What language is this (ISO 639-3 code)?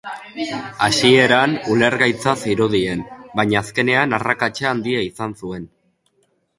eus